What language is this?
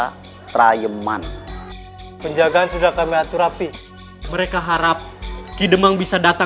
Indonesian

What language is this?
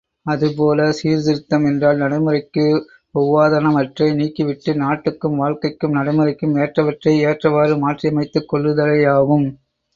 Tamil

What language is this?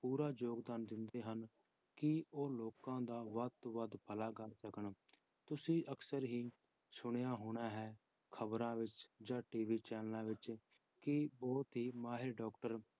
Punjabi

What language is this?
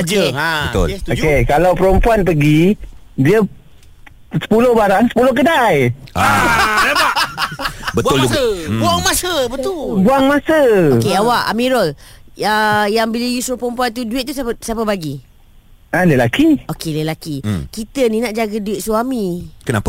Malay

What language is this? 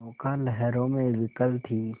Hindi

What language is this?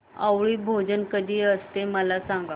Marathi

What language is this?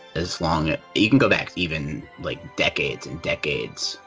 English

